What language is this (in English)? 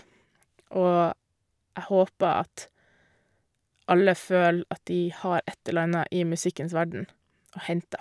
Norwegian